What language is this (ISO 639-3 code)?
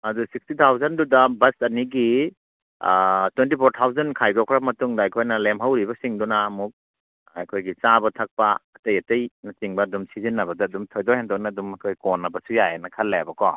mni